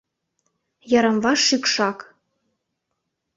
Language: Mari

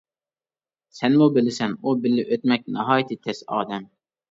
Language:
Uyghur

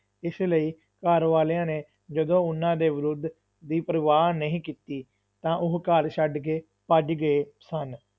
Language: Punjabi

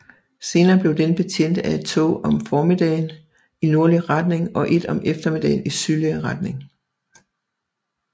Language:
Danish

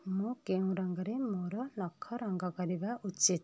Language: Odia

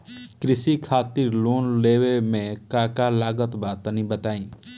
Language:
Bhojpuri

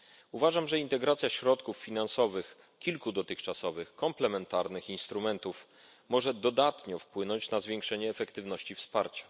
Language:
Polish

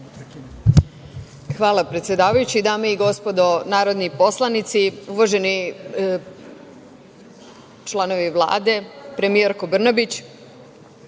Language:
Serbian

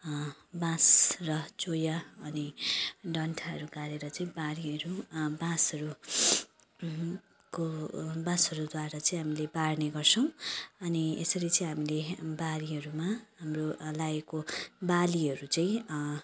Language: Nepali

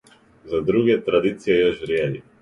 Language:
Serbian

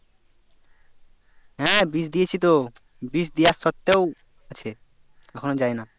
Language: Bangla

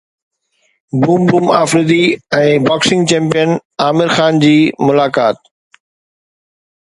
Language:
Sindhi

